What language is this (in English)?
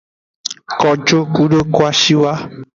Aja (Benin)